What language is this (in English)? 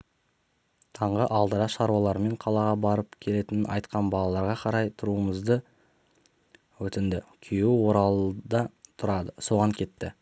Kazakh